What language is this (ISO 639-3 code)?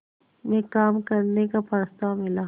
hin